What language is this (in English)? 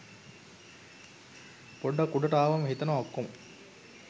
Sinhala